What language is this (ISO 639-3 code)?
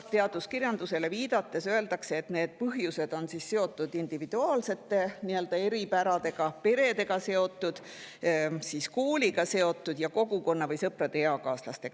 est